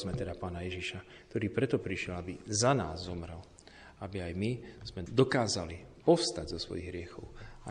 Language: Slovak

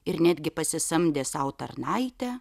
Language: Lithuanian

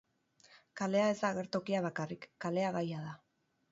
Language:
Basque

